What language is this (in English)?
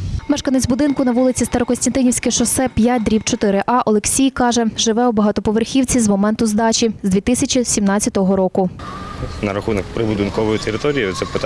Ukrainian